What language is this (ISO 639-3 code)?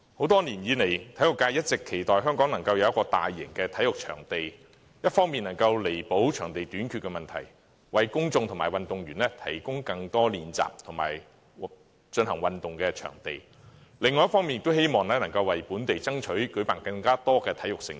yue